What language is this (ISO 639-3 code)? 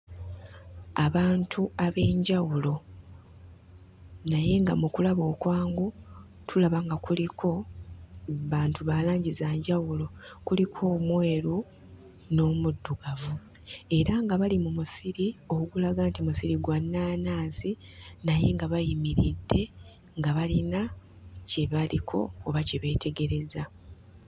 lug